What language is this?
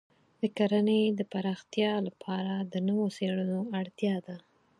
Pashto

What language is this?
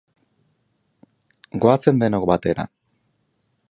Basque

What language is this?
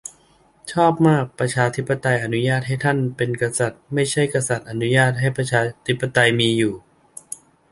Thai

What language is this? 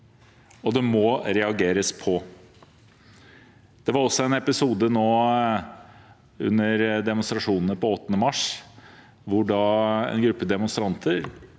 Norwegian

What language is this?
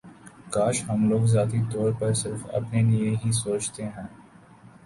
Urdu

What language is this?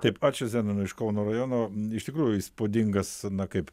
Lithuanian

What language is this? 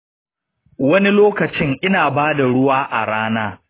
Hausa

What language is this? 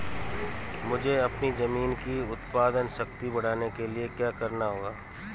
Hindi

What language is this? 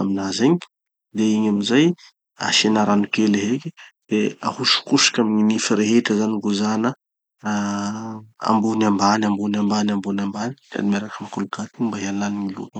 Tanosy Malagasy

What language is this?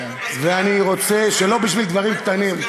Hebrew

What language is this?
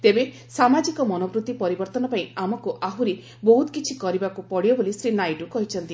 Odia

